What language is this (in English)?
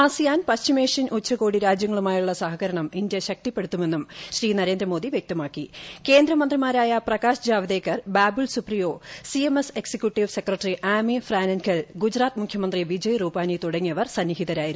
Malayalam